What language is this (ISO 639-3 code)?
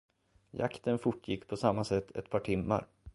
swe